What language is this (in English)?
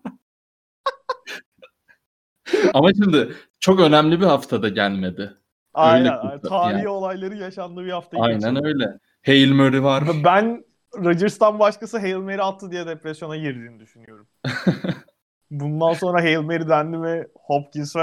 Turkish